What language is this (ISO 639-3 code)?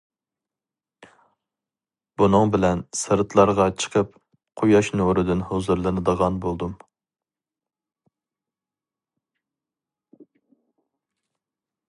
uig